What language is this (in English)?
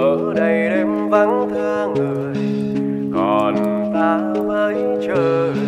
Vietnamese